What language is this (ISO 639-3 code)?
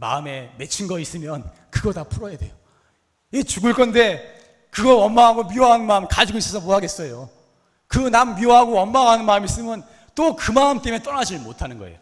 kor